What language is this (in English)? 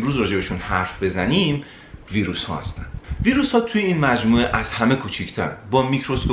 Persian